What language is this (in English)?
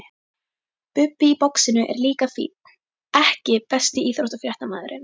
Icelandic